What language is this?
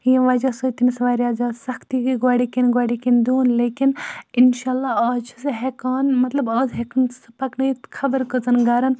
Kashmiri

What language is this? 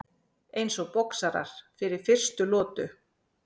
Icelandic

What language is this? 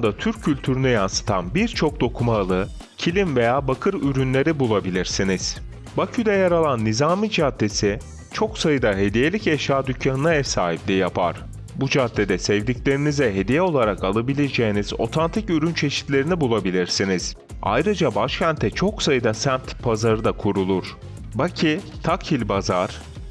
Turkish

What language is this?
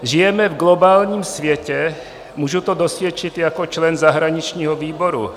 Czech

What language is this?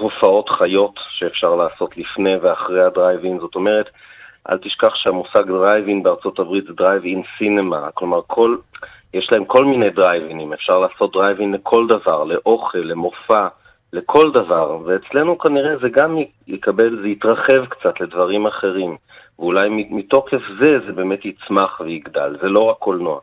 Hebrew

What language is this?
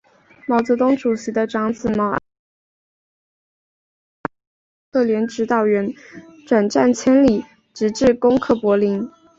Chinese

